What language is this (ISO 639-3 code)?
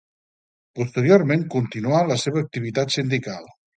cat